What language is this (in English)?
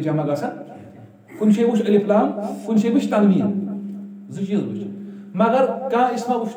Turkish